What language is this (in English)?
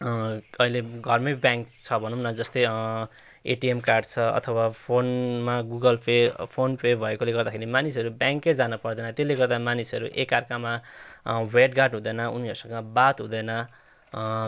Nepali